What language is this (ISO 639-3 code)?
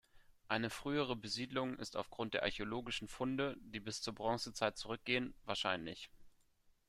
deu